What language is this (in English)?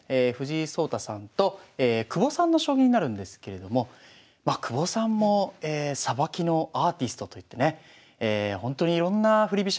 Japanese